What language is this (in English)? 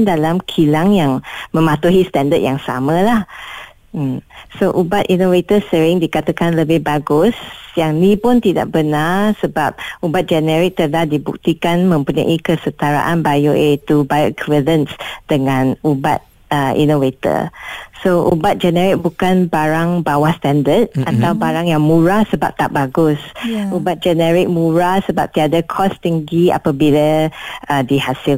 Malay